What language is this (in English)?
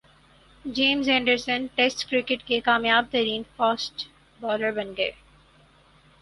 Urdu